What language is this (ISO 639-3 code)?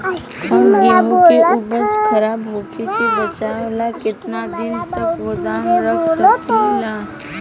bho